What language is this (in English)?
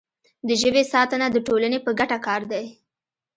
Pashto